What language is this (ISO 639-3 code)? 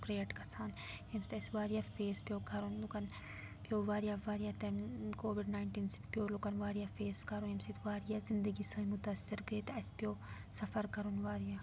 kas